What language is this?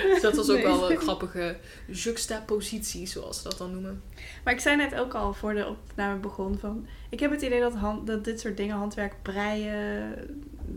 Dutch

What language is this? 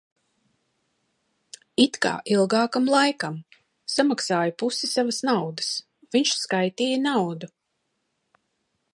Latvian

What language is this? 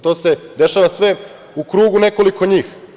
Serbian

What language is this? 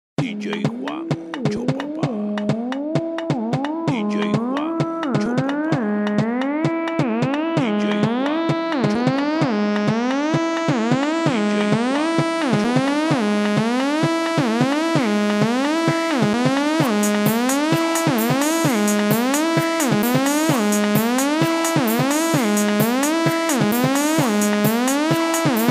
Thai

